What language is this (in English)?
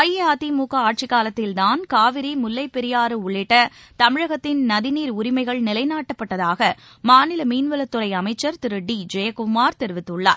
Tamil